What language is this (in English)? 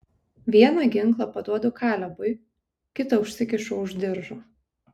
Lithuanian